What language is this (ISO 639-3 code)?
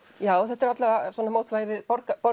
isl